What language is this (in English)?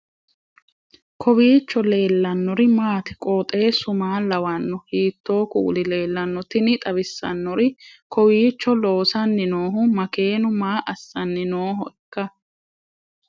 Sidamo